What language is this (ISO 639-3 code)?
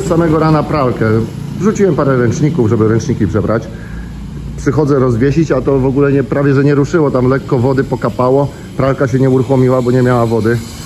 pol